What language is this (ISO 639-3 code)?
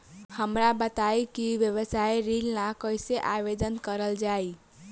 bho